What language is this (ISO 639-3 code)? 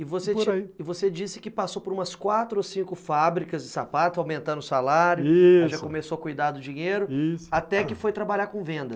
por